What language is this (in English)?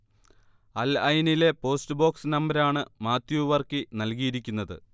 Malayalam